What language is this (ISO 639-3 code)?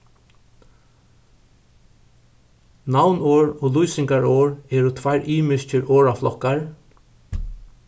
fao